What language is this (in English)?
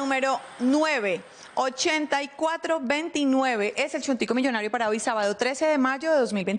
Spanish